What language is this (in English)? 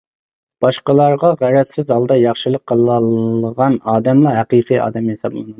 Uyghur